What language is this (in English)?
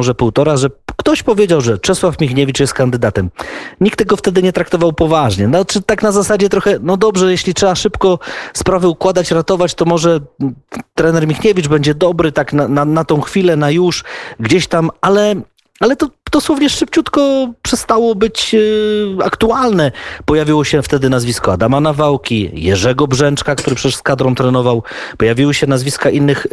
Polish